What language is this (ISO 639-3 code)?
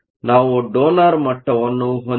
kan